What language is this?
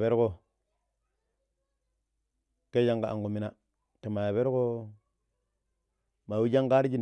Pero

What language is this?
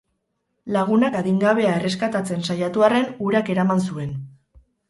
Basque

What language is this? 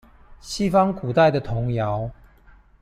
Chinese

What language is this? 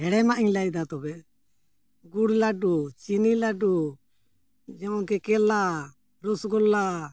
Santali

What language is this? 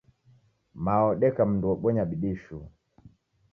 Taita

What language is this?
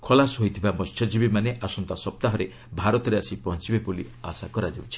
Odia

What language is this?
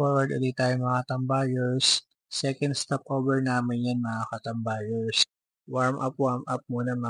Filipino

